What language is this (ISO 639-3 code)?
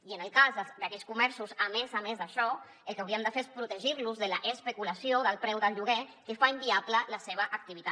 cat